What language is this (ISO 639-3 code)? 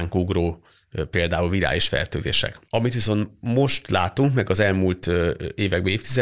hun